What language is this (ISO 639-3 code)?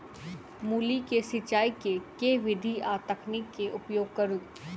mai